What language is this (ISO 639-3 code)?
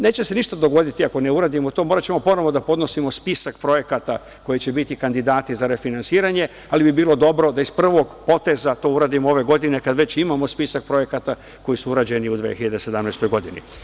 srp